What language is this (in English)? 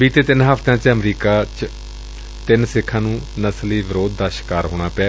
Punjabi